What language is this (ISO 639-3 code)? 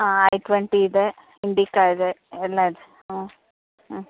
kan